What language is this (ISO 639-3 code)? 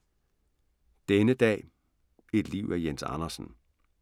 dan